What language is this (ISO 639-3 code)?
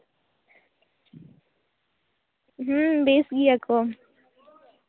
sat